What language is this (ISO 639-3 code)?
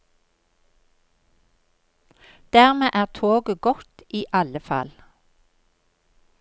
nor